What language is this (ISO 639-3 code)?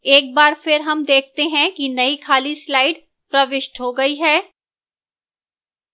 hin